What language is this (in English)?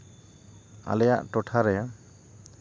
Santali